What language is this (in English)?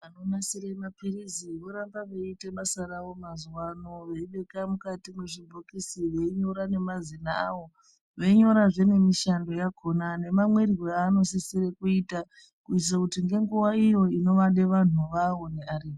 Ndau